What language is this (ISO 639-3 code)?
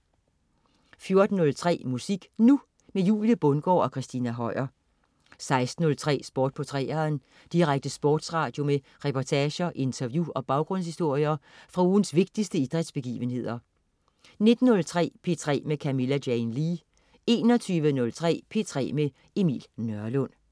dan